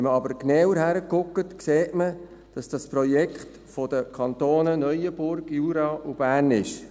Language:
Swiss German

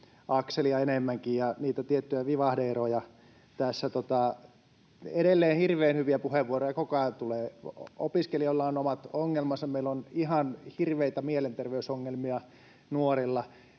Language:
Finnish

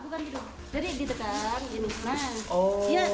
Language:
Indonesian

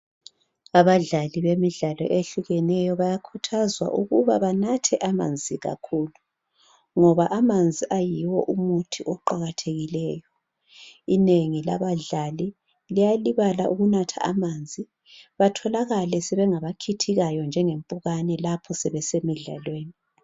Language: North Ndebele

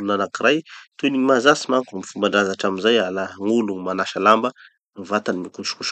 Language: Tanosy Malagasy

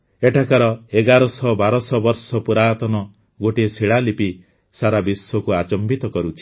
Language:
Odia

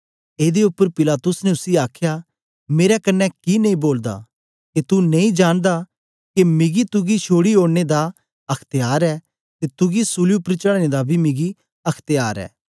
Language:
Dogri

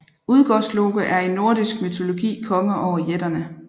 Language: Danish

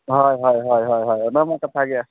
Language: Santali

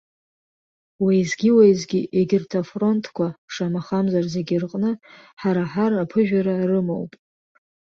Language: Abkhazian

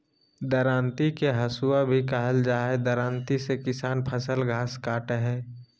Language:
Magahi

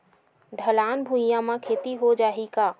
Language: Chhattisgarhi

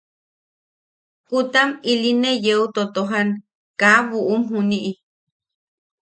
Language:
Yaqui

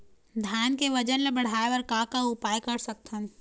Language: Chhattisgarhi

